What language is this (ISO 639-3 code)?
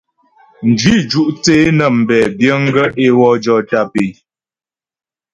bbj